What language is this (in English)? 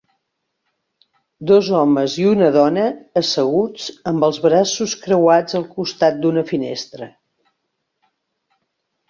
Catalan